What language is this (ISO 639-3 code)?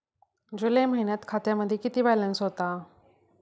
mar